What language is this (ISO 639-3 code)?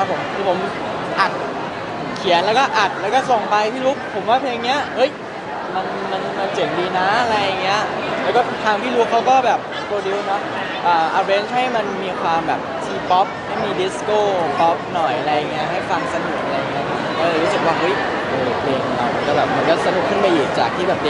tha